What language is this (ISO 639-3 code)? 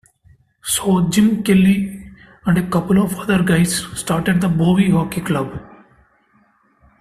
eng